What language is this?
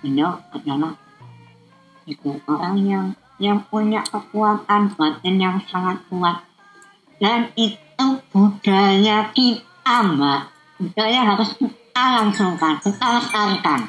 Indonesian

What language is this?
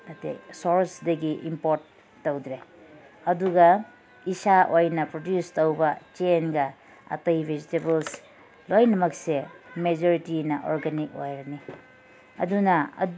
Manipuri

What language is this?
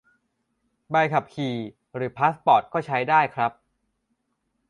Thai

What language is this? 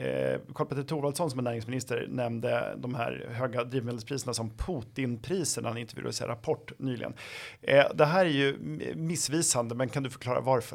Swedish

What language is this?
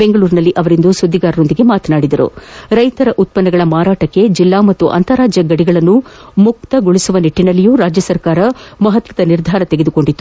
Kannada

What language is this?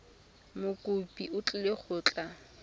Tswana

